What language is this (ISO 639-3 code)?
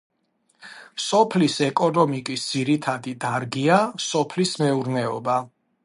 kat